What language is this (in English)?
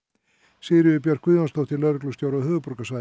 Icelandic